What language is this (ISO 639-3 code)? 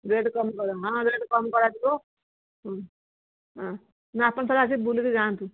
ori